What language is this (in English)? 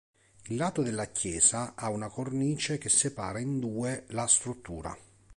Italian